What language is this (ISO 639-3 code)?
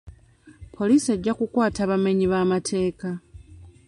lug